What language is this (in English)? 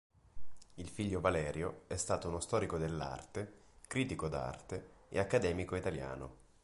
Italian